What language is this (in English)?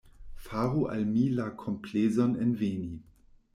Esperanto